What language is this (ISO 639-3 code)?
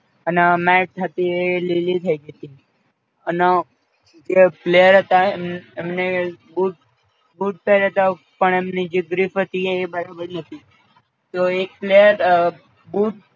guj